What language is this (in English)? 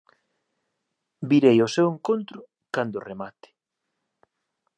Galician